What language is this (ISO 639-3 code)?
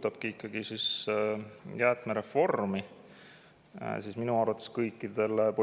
est